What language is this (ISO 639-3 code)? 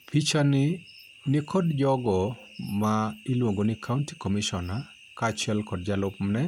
luo